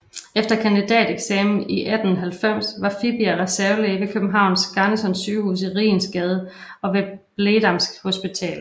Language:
Danish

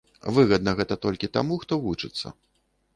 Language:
Belarusian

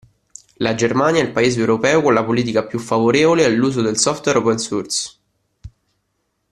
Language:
Italian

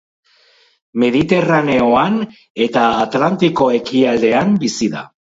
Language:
Basque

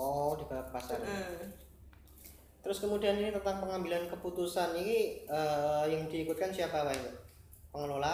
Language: Indonesian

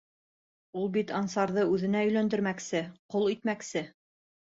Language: Bashkir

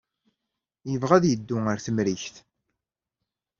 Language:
Kabyle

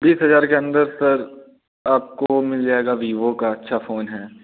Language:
Hindi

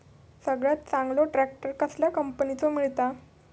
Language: Marathi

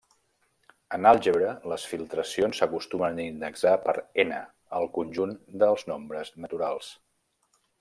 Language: Catalan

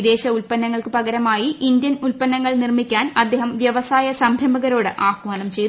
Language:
Malayalam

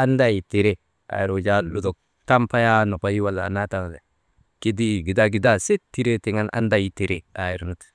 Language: Maba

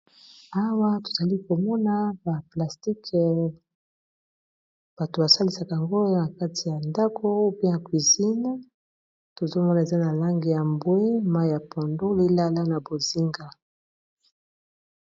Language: Lingala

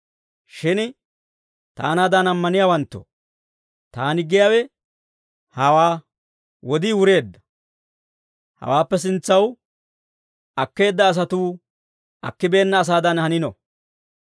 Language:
Dawro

